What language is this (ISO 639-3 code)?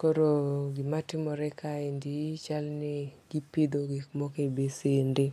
luo